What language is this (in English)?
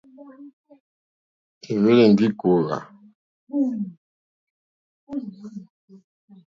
Mokpwe